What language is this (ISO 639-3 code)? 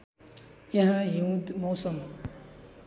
nep